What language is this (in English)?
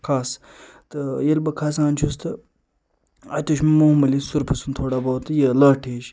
Kashmiri